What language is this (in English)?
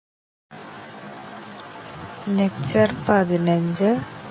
Malayalam